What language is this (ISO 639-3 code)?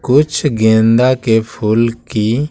hin